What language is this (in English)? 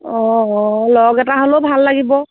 Assamese